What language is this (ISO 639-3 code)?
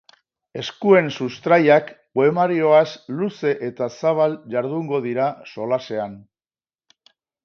eus